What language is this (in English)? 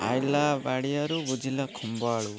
Odia